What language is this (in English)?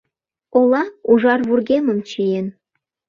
Mari